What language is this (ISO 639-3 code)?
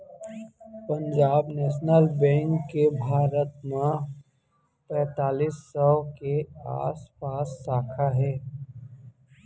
hne